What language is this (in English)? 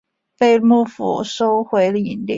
Chinese